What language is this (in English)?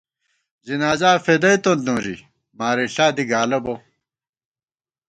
Gawar-Bati